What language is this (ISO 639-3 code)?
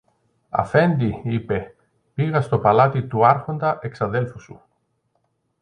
ell